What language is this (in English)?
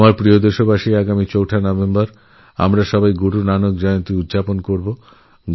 Bangla